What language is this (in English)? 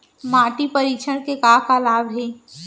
Chhattisgarhi